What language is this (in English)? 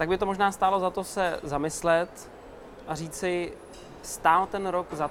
Czech